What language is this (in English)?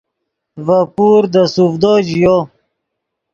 Yidgha